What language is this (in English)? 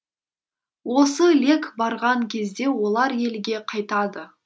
Kazakh